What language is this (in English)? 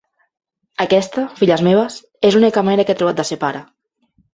Catalan